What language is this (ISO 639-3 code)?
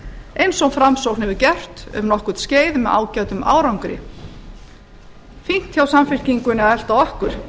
isl